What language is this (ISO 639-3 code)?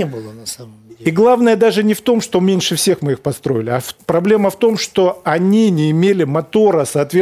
rus